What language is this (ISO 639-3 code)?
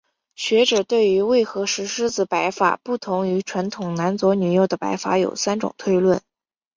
zho